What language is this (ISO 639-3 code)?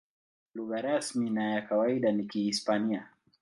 swa